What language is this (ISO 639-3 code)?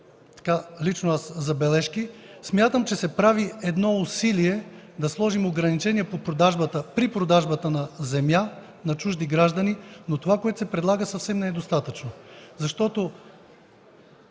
bul